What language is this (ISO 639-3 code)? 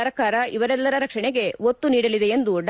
kan